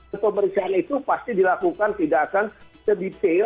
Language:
Indonesian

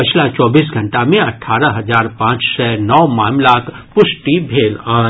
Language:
Maithili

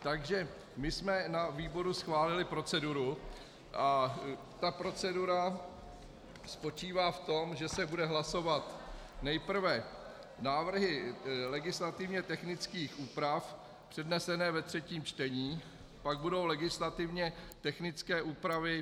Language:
Czech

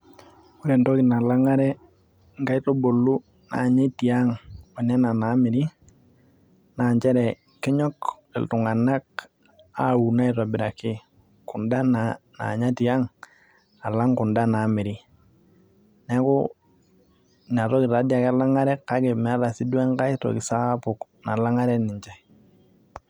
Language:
Masai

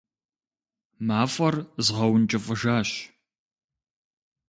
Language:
Kabardian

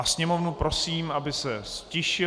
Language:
Czech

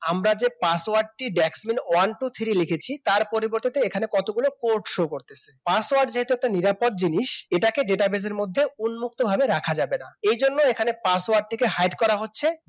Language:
Bangla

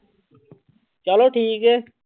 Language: Punjabi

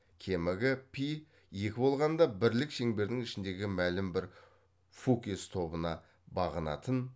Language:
Kazakh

